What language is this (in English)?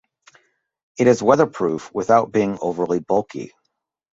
English